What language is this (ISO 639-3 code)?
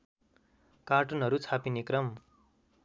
nep